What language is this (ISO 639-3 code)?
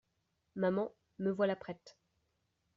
fra